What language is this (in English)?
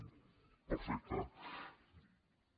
Catalan